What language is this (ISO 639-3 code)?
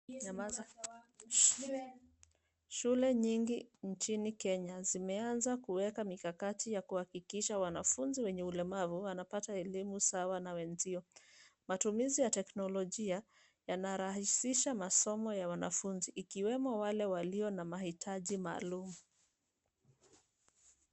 swa